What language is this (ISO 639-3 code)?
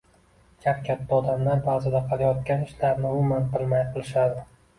uzb